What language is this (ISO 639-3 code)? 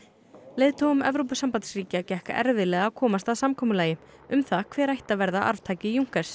isl